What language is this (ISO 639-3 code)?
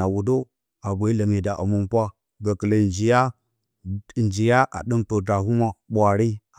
bcy